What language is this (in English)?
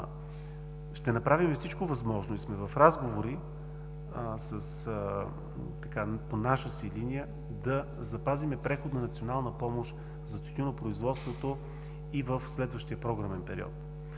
Bulgarian